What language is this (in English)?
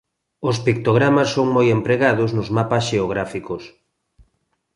Galician